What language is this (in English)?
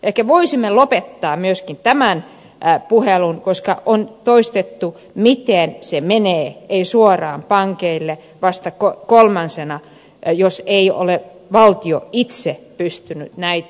Finnish